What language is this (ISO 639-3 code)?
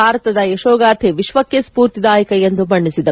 kan